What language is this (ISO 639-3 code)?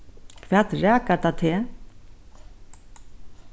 fao